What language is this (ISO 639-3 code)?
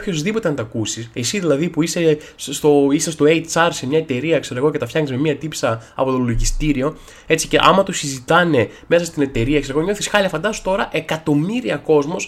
ell